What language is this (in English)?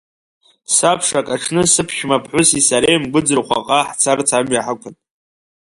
Abkhazian